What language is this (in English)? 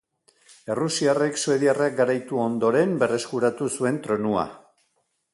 Basque